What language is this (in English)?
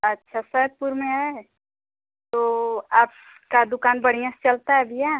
Hindi